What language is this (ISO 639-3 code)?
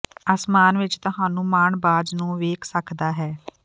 pan